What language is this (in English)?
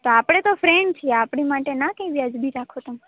Gujarati